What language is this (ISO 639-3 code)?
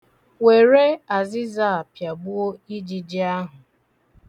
ibo